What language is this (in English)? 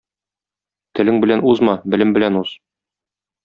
Tatar